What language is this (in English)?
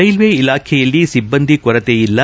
Kannada